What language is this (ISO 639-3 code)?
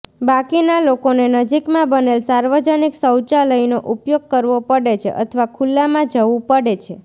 guj